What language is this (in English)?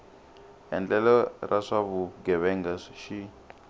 Tsonga